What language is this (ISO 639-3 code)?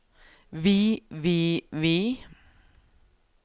nor